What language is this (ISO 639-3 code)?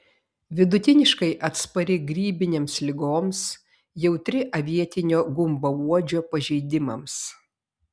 lit